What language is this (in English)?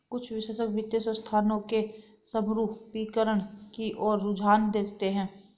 Hindi